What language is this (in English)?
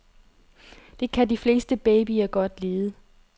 Danish